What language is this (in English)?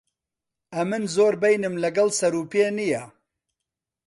Central Kurdish